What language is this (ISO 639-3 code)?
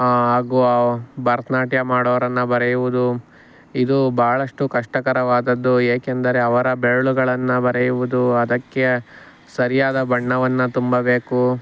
kan